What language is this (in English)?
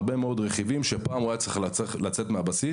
Hebrew